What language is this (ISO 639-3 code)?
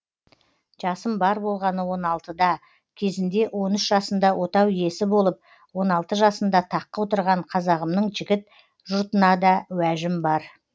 kaz